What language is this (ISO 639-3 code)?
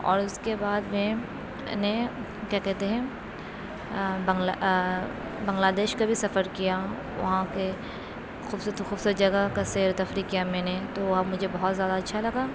urd